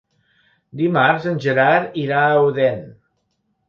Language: Catalan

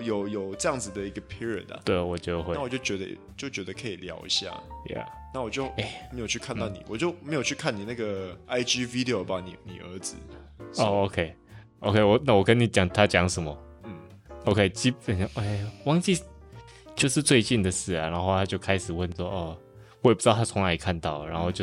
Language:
Chinese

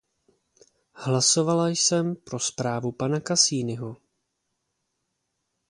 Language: Czech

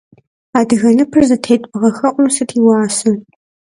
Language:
Kabardian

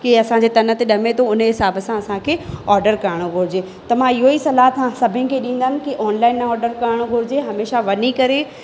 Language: Sindhi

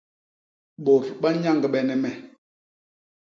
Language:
Basaa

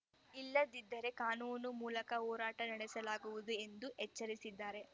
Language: Kannada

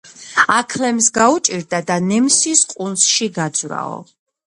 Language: Georgian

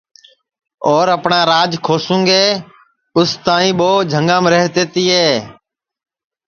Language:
Sansi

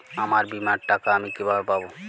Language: Bangla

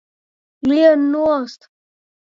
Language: Latvian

